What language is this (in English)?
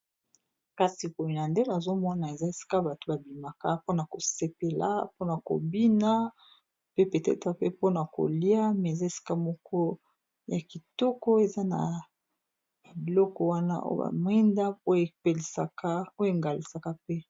Lingala